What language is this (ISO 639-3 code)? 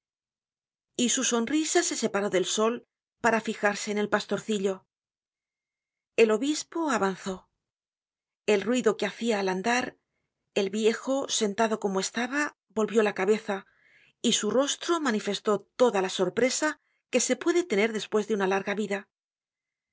spa